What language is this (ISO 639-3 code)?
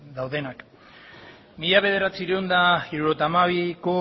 eus